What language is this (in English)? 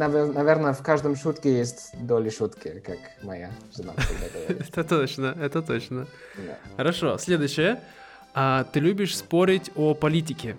Russian